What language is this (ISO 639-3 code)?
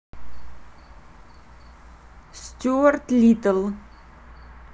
rus